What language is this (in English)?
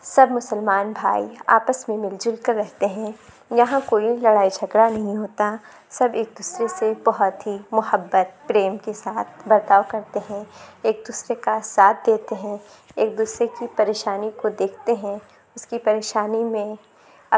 Urdu